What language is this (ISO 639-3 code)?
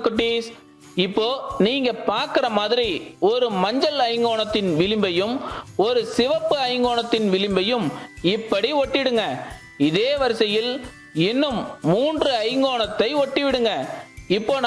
eng